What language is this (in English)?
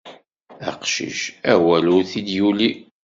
Kabyle